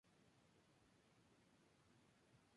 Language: Spanish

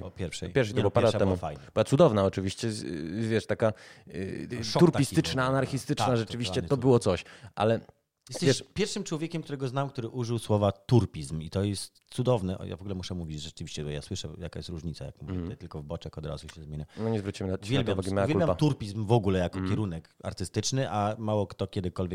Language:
Polish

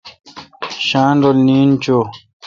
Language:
Kalkoti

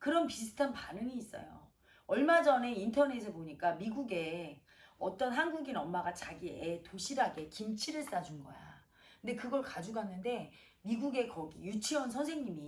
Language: Korean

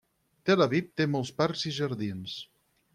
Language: Catalan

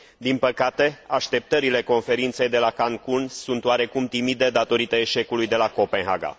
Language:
Romanian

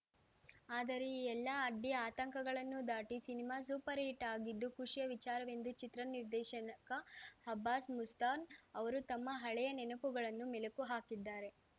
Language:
Kannada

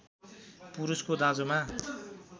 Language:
Nepali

